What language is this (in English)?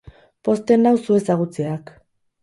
Basque